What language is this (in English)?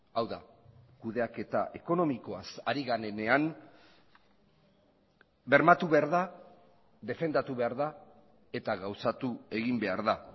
Basque